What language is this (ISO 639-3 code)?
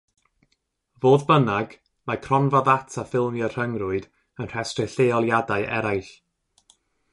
cym